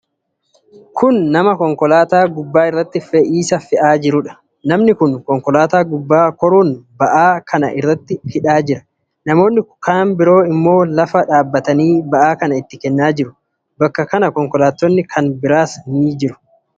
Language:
Oromo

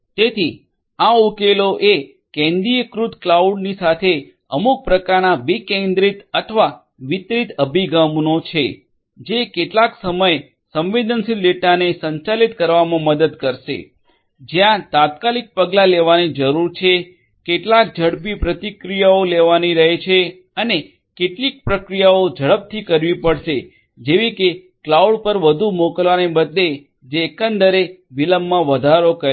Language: Gujarati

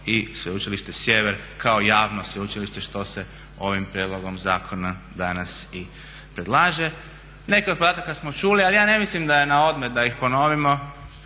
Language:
Croatian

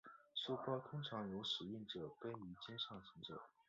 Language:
Chinese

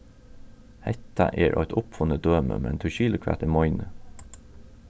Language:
Faroese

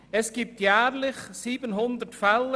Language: Swiss German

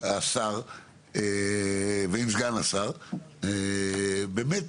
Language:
Hebrew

